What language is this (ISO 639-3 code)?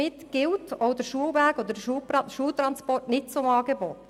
gsw